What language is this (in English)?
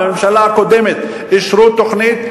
Hebrew